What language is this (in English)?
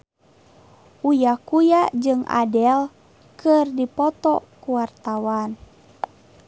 Sundanese